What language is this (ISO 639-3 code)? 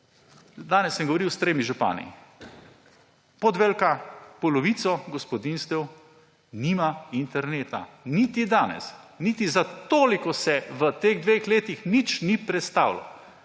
slv